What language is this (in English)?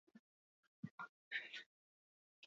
Basque